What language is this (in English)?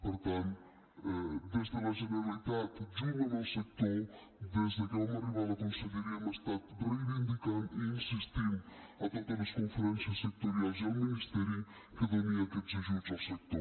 Catalan